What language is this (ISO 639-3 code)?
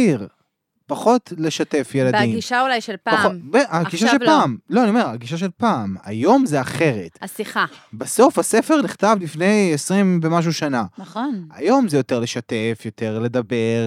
heb